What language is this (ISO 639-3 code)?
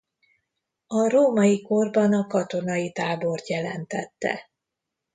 hun